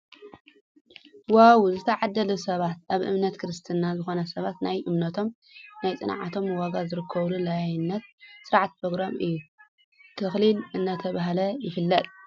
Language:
Tigrinya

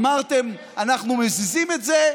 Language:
Hebrew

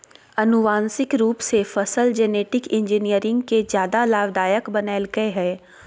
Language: Magahi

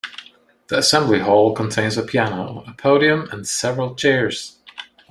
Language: English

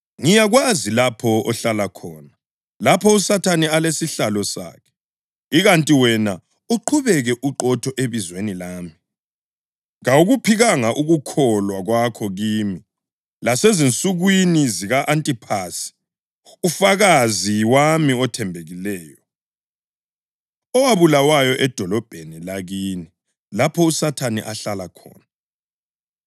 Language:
North Ndebele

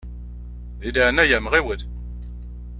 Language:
Kabyle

